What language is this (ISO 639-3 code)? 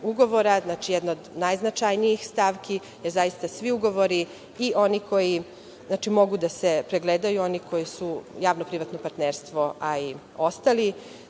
srp